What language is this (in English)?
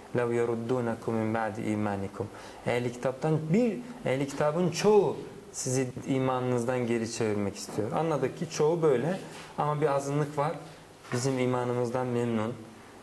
Turkish